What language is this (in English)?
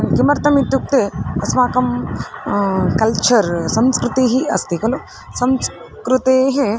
Sanskrit